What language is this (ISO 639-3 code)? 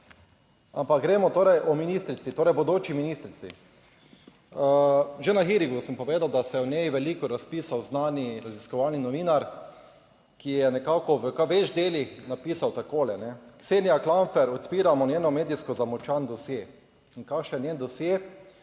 slv